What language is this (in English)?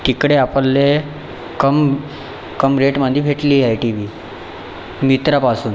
Marathi